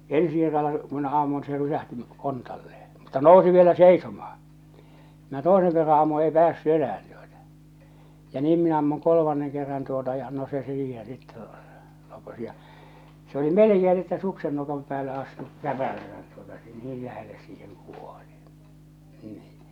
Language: Finnish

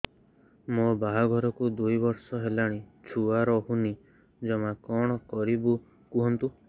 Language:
Odia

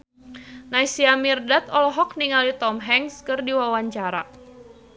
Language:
Sundanese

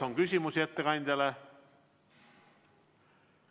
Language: Estonian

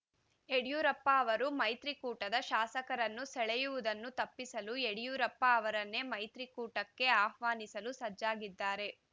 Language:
Kannada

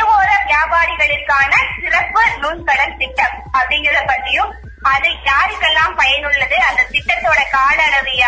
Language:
Tamil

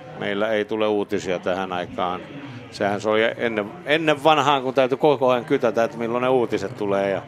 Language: Finnish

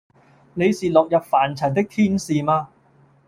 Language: Cantonese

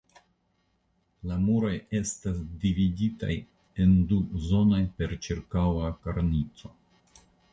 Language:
Esperanto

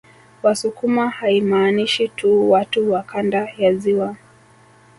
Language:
Swahili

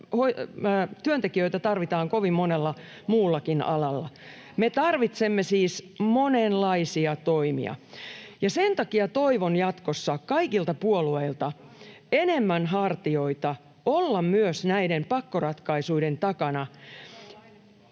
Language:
Finnish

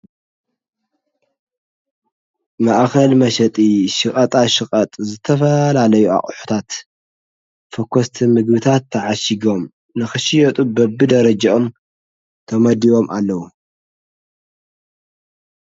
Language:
Tigrinya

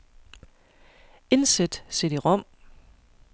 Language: Danish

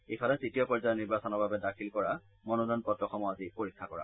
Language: Assamese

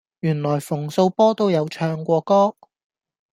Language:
Cantonese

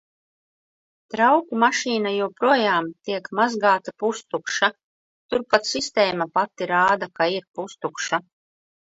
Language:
Latvian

